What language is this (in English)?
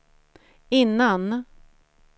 Swedish